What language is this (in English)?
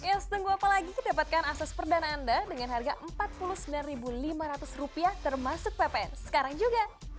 Indonesian